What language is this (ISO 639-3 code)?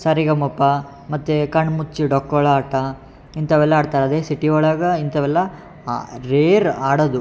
kan